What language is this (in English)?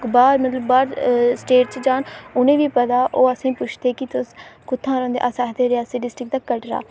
Dogri